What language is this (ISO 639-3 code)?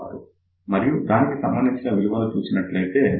tel